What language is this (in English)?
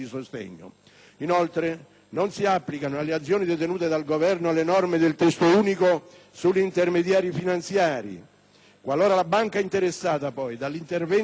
Italian